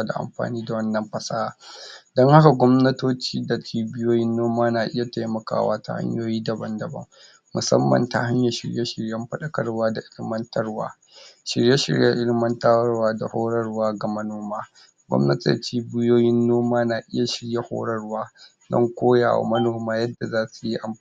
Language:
Hausa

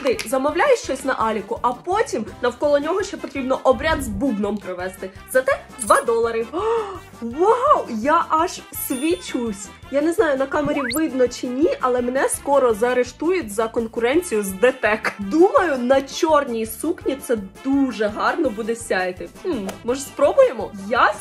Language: Russian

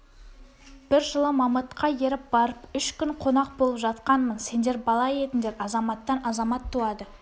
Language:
Kazakh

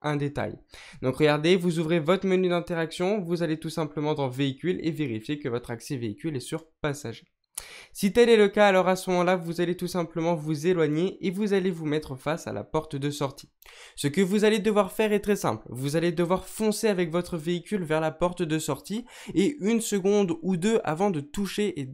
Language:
French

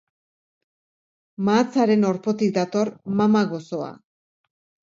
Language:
Basque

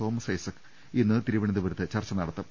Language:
Malayalam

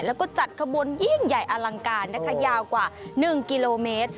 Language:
Thai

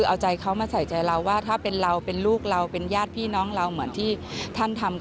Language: Thai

